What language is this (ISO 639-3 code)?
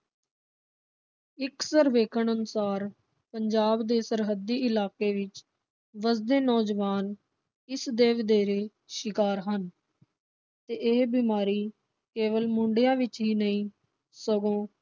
pan